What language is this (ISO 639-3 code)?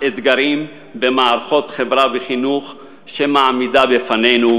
heb